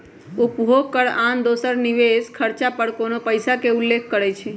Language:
Magahi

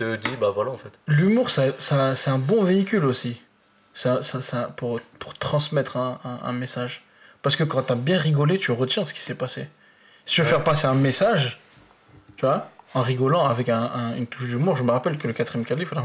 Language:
French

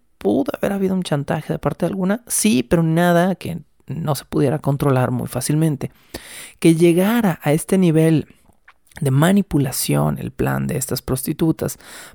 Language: Spanish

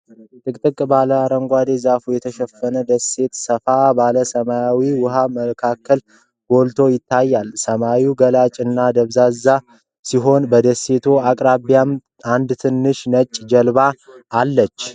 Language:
Amharic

